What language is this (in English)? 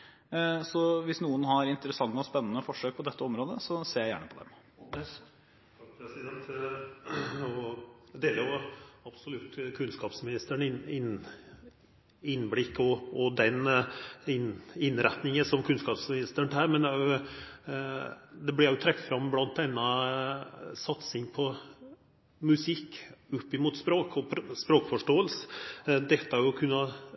Norwegian